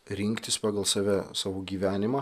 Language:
Lithuanian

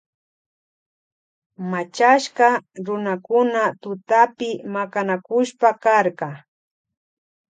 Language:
Loja Highland Quichua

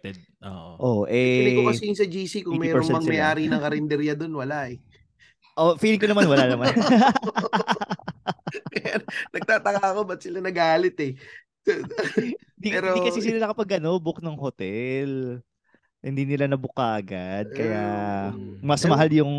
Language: Filipino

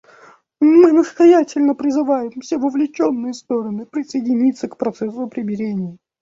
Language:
Russian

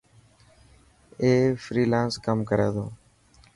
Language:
Dhatki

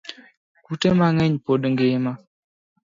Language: Luo (Kenya and Tanzania)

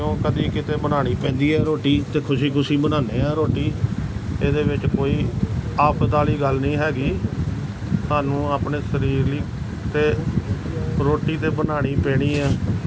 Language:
Punjabi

